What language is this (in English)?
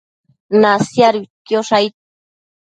Matsés